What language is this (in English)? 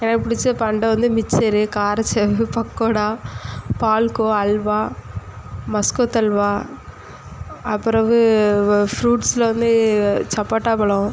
Tamil